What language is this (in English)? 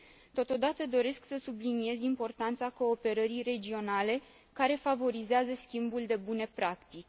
Romanian